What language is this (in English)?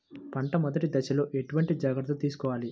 Telugu